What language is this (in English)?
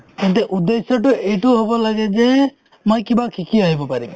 Assamese